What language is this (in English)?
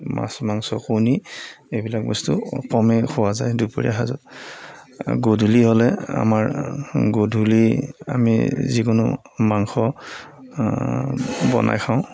Assamese